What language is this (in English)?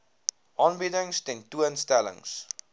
Afrikaans